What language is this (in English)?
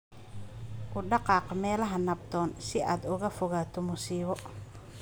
Somali